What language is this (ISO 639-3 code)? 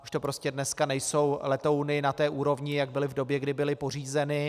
ces